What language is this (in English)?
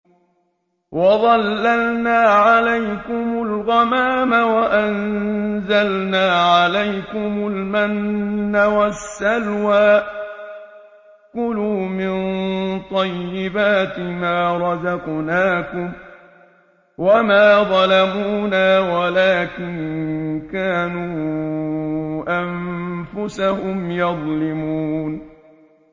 Arabic